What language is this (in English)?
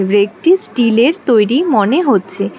Bangla